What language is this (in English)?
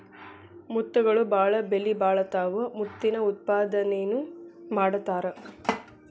Kannada